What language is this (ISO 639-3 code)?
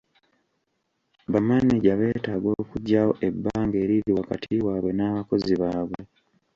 lug